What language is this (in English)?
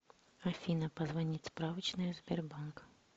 Russian